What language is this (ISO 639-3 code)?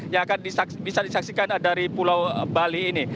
ind